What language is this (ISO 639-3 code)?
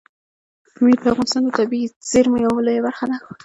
pus